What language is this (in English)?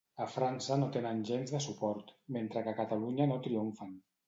Catalan